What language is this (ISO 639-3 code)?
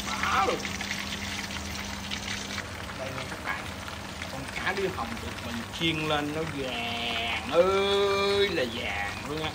vie